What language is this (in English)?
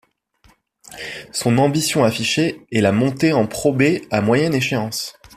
French